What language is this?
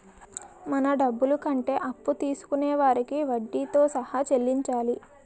Telugu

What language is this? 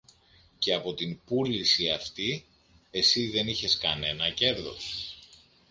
Greek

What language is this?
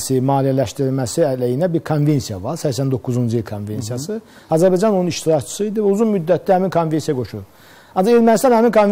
Turkish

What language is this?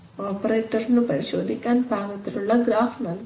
Malayalam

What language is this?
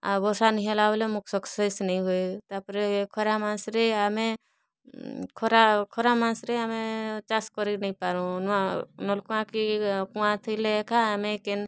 Odia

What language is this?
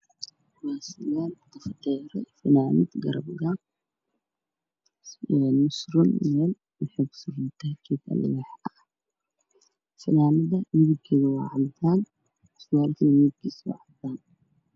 Somali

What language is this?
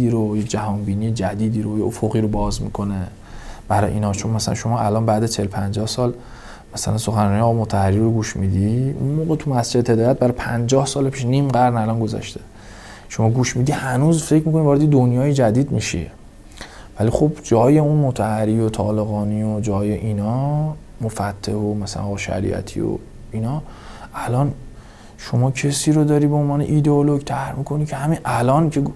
Persian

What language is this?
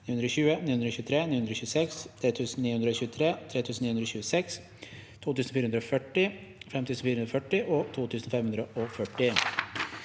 Norwegian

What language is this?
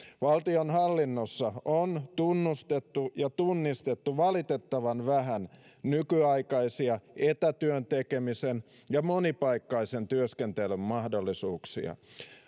Finnish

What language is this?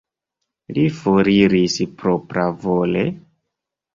Esperanto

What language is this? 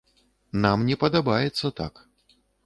Belarusian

